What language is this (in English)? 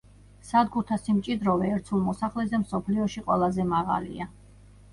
Georgian